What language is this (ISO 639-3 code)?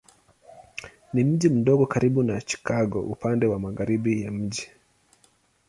swa